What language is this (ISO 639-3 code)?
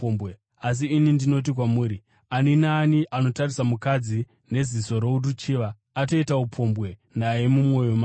sna